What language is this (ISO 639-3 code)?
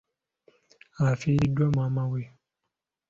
lug